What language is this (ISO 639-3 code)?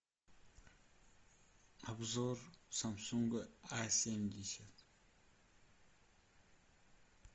rus